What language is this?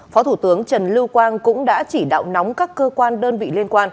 Vietnamese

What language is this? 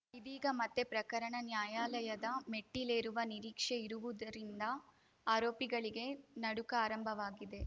Kannada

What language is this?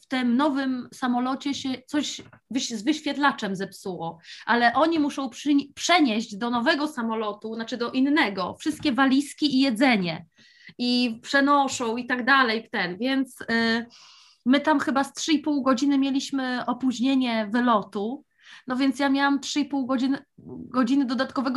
Polish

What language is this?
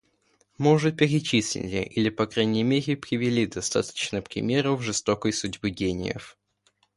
Russian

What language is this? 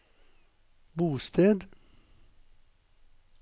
Norwegian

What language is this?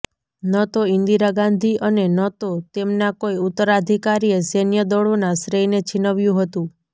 Gujarati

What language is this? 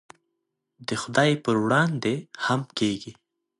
Pashto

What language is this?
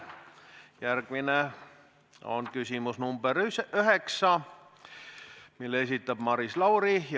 Estonian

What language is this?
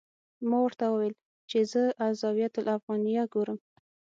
Pashto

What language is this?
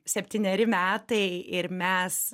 Lithuanian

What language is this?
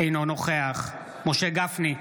Hebrew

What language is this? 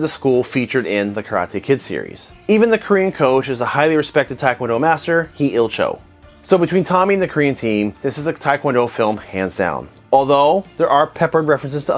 English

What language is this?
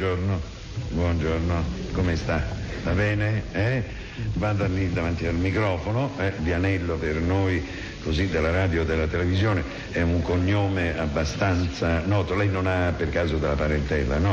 Italian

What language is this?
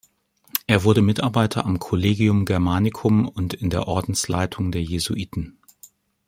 German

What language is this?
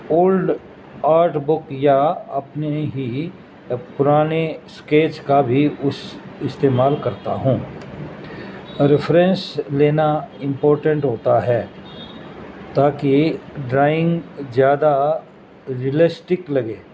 Urdu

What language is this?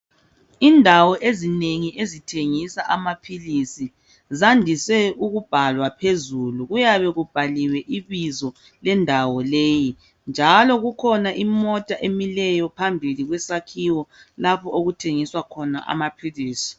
North Ndebele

